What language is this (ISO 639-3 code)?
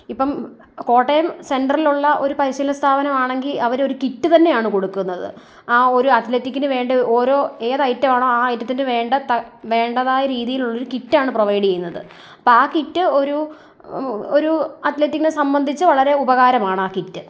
mal